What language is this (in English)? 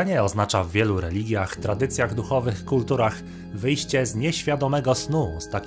Polish